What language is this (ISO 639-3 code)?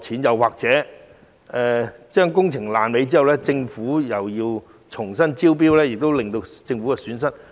yue